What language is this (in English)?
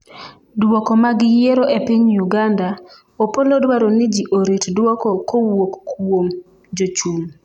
Luo (Kenya and Tanzania)